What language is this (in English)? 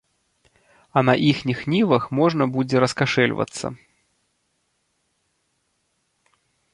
Belarusian